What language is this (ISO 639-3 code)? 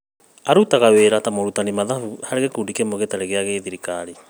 kik